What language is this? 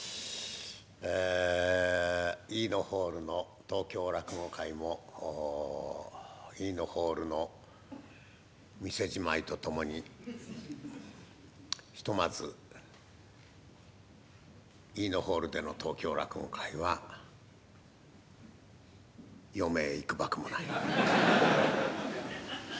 Japanese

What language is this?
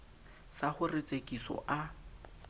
Southern Sotho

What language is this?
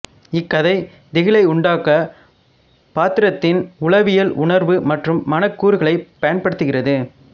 Tamil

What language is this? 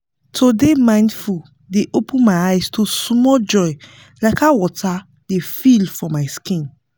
Nigerian Pidgin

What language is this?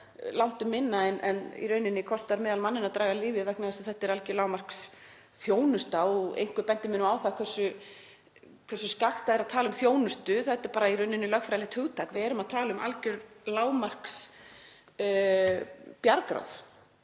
Icelandic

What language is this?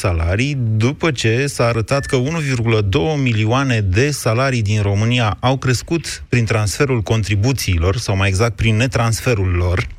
Romanian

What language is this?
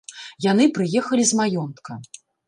Belarusian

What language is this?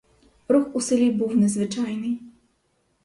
Ukrainian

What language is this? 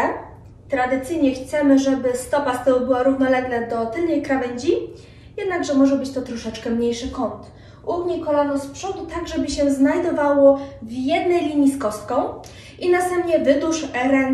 Polish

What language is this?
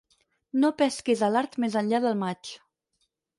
Catalan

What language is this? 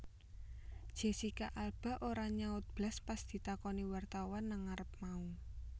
Javanese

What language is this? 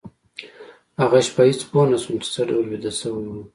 Pashto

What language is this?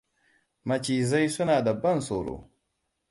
Hausa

